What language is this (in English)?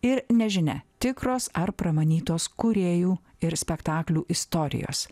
Lithuanian